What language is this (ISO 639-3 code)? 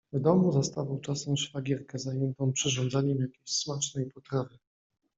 pol